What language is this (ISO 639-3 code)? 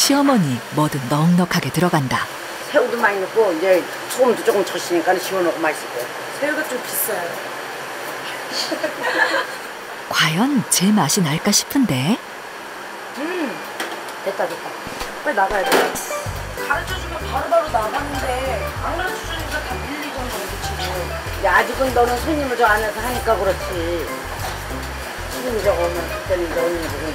kor